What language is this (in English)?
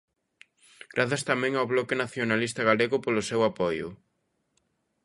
Galician